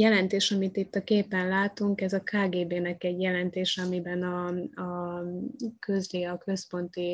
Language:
Hungarian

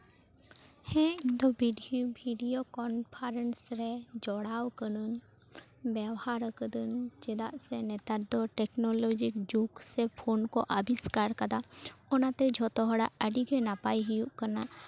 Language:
Santali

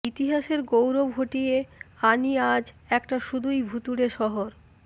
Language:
Bangla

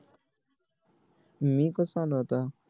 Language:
Marathi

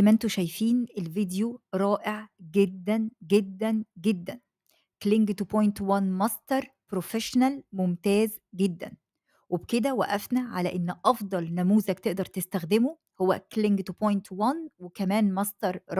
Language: Arabic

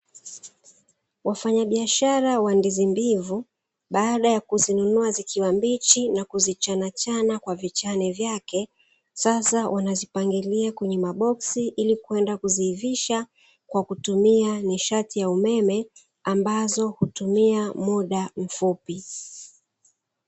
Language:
Swahili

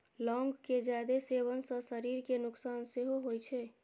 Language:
Maithili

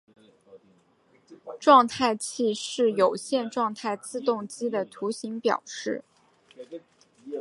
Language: Chinese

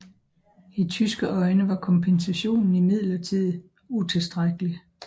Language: Danish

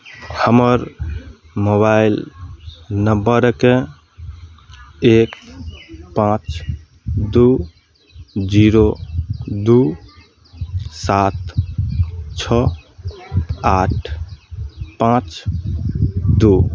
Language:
Maithili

